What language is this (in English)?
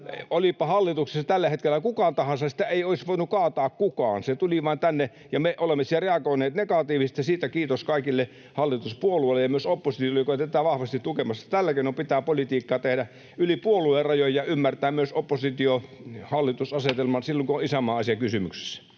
Finnish